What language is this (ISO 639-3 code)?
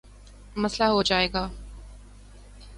urd